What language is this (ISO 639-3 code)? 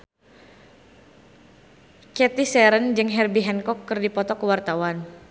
sun